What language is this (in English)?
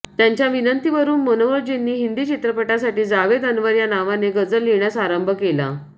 Marathi